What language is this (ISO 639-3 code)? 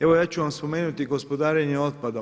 hrv